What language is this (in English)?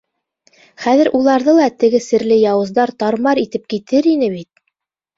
Bashkir